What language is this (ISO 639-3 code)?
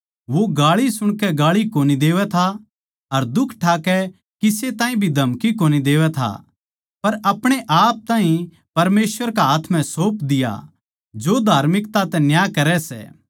bgc